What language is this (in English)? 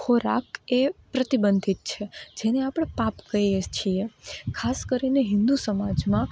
Gujarati